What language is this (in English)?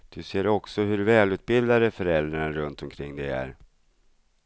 Swedish